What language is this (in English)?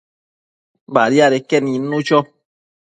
Matsés